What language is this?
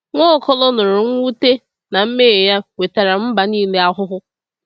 Igbo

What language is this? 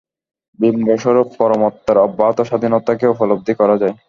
Bangla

